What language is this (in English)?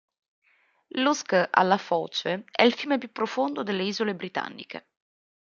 Italian